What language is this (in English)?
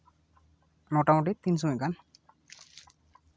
Santali